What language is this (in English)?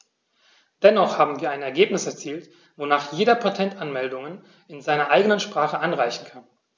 German